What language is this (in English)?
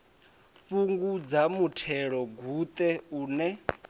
Venda